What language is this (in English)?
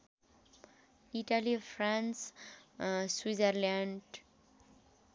Nepali